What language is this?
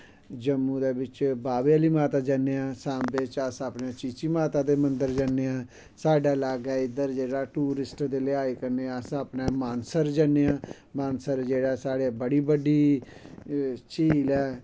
Dogri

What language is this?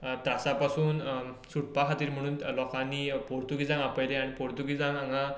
Konkani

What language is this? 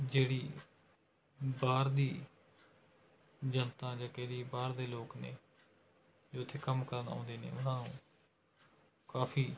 Punjabi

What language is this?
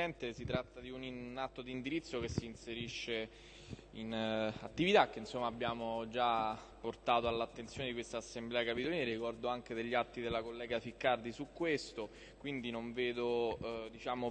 Italian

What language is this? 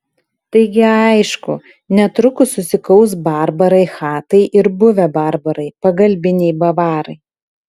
Lithuanian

